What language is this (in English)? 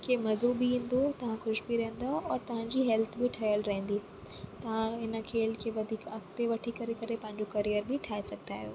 Sindhi